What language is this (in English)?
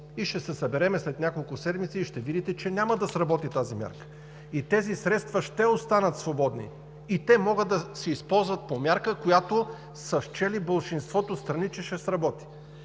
Bulgarian